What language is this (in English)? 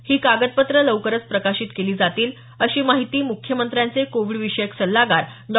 Marathi